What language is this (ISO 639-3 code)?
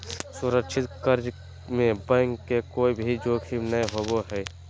mag